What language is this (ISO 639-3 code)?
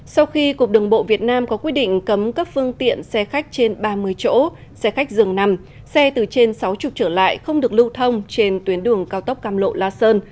vie